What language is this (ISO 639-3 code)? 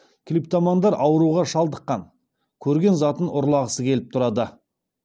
kaz